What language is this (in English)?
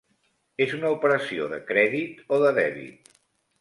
Catalan